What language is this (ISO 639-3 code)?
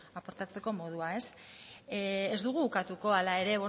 eus